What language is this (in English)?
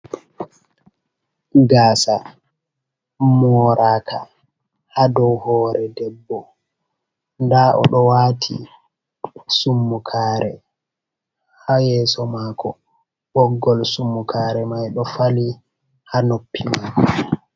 Fula